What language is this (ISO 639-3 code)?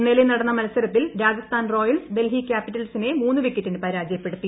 mal